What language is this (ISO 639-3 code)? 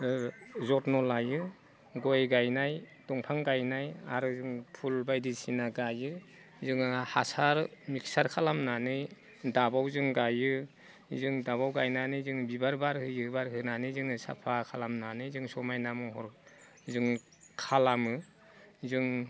brx